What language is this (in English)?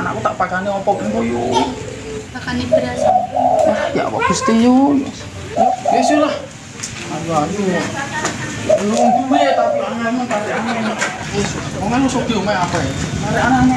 Indonesian